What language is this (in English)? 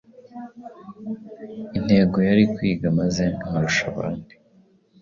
Kinyarwanda